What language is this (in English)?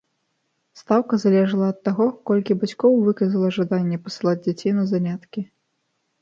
Belarusian